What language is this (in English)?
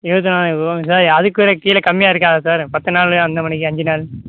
Tamil